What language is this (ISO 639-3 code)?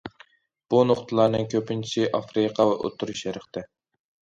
uig